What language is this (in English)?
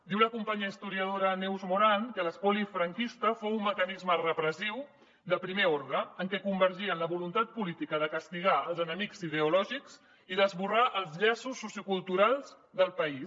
Catalan